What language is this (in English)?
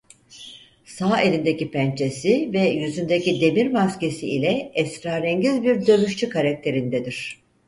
Turkish